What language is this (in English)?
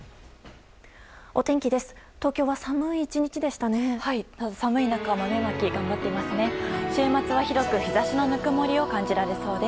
Japanese